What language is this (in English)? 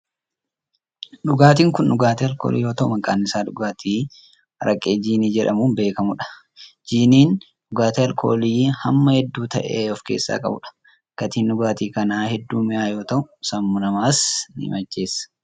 Oromo